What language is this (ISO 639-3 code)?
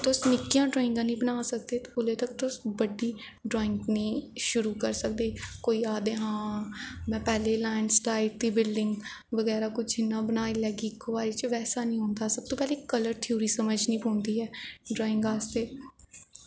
doi